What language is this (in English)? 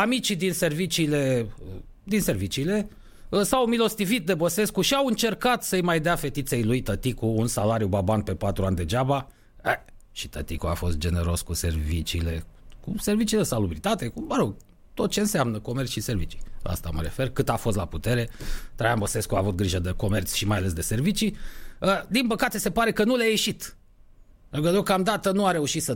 Romanian